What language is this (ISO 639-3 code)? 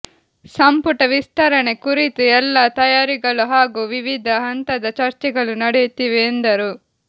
kan